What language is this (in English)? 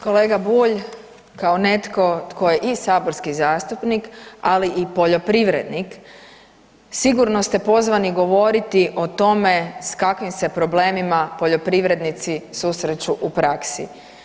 Croatian